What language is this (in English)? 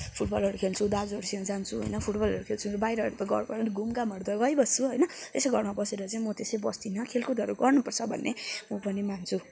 Nepali